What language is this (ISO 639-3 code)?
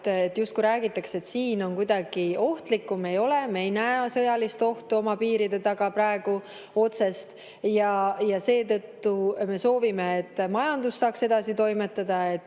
est